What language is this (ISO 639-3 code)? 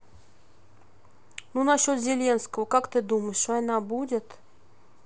rus